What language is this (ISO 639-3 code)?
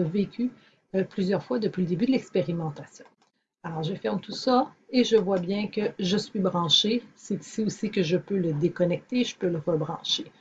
fra